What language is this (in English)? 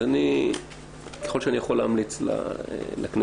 Hebrew